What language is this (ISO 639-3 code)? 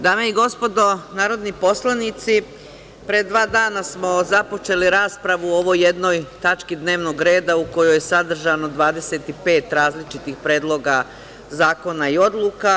srp